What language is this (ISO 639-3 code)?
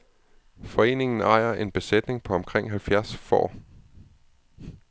dan